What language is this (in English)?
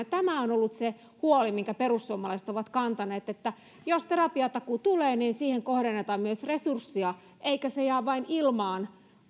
Finnish